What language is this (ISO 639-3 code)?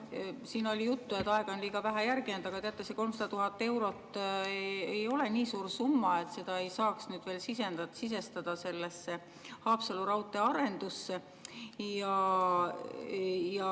est